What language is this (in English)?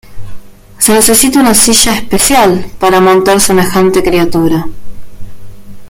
Spanish